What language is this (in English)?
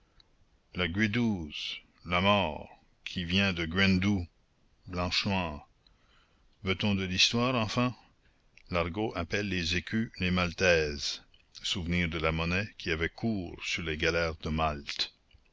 French